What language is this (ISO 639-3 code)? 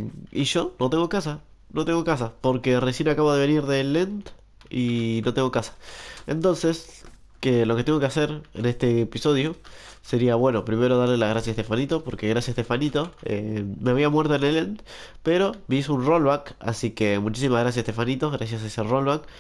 spa